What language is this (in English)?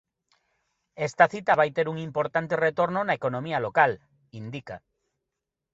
Galician